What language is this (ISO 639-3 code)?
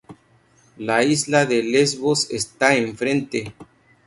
spa